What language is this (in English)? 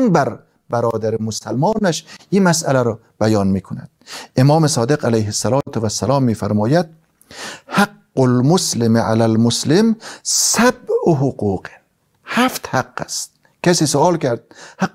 Persian